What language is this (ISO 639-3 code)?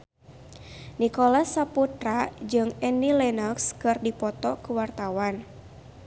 sun